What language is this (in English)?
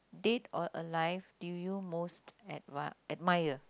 English